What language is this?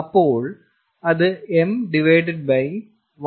Malayalam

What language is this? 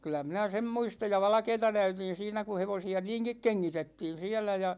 Finnish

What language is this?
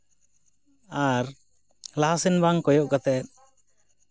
Santali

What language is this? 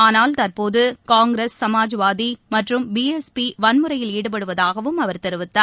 Tamil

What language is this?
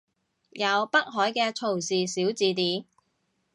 Cantonese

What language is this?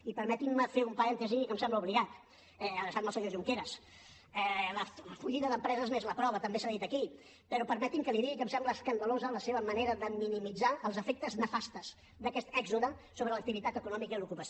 Catalan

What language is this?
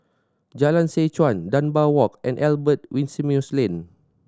English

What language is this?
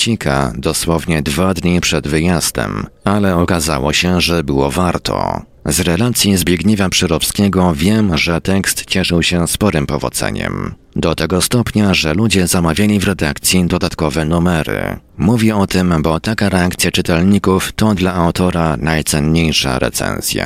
Polish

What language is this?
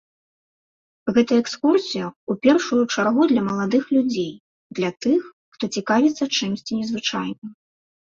Belarusian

